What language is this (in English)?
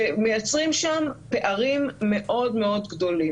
Hebrew